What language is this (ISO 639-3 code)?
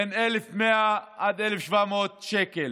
heb